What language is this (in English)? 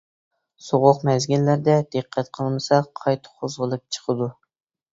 Uyghur